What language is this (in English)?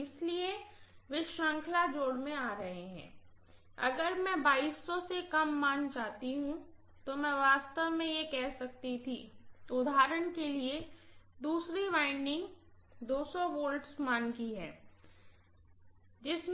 Hindi